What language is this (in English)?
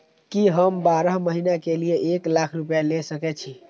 Maithili